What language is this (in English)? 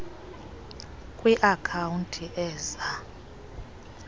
Xhosa